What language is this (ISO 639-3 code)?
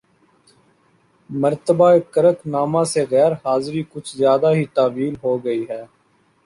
urd